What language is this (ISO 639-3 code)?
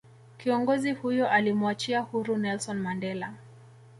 swa